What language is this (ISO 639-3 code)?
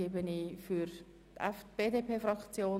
gsw